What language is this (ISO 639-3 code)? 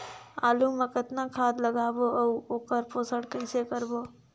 hne